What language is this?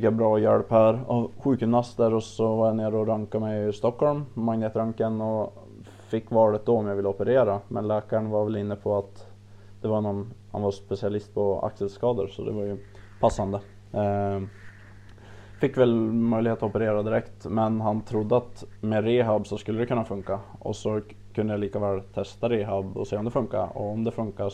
Swedish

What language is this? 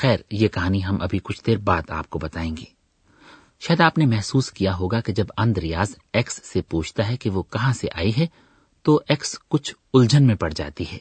Urdu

